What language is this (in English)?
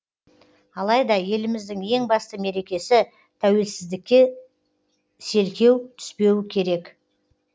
Kazakh